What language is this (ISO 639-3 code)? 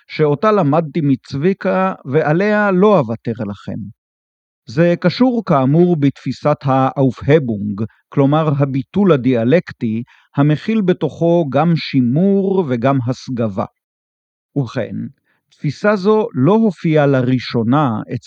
heb